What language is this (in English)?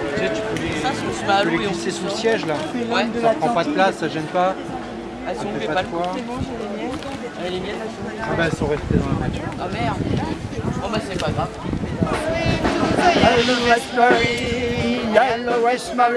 French